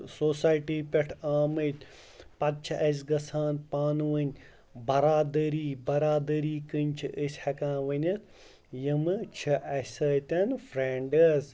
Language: Kashmiri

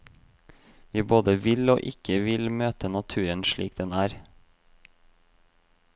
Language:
Norwegian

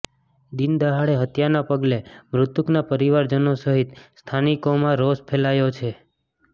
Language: Gujarati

